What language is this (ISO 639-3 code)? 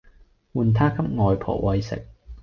yue